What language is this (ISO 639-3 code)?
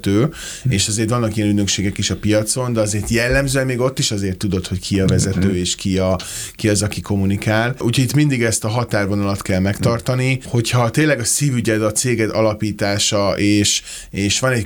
hun